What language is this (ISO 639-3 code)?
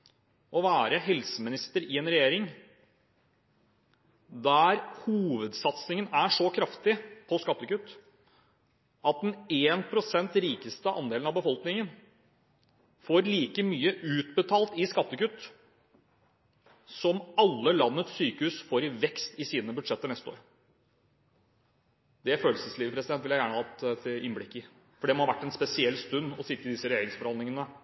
nob